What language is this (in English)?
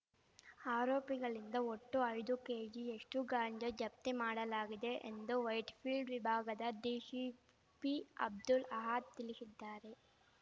Kannada